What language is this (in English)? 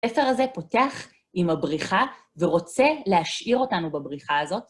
Hebrew